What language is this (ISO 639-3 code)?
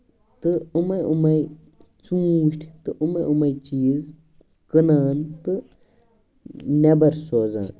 kas